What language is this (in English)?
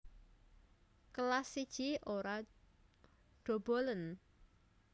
Javanese